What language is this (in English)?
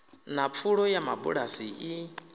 Venda